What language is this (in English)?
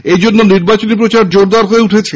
Bangla